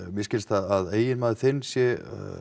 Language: Icelandic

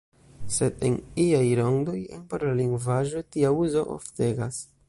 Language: Esperanto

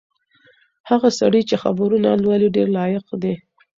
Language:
Pashto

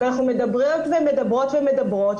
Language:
Hebrew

